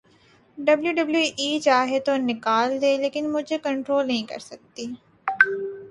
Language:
Urdu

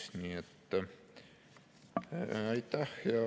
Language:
Estonian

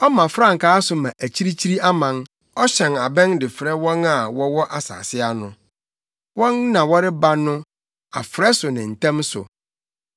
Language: Akan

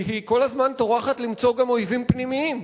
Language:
Hebrew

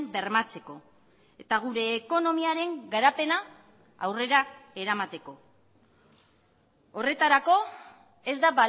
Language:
Basque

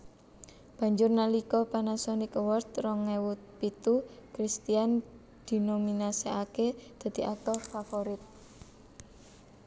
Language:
Javanese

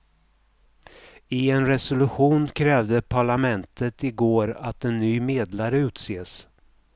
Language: Swedish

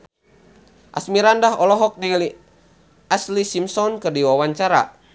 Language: Sundanese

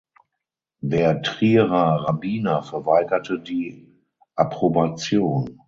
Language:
German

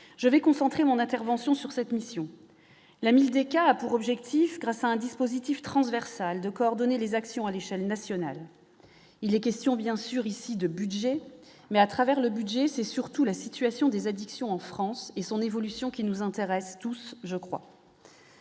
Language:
French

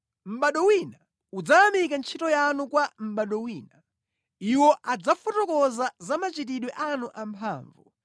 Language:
Nyanja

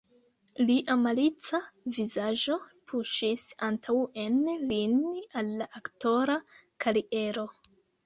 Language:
Esperanto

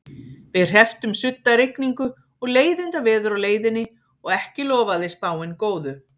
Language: Icelandic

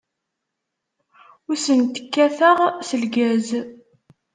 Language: Kabyle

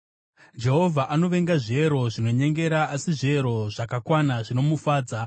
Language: Shona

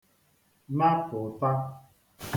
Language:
Igbo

